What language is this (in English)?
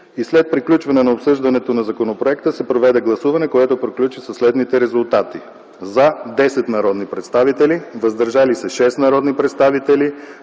Bulgarian